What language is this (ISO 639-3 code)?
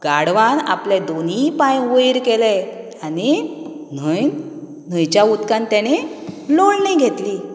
kok